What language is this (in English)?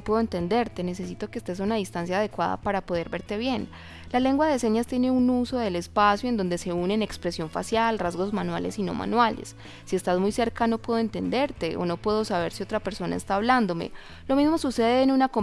Spanish